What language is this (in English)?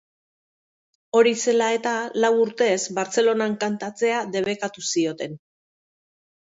Basque